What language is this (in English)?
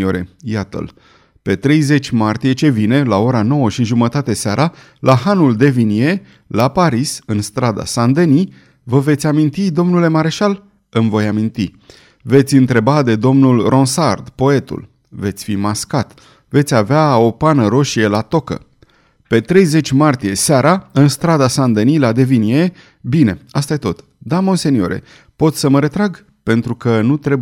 Romanian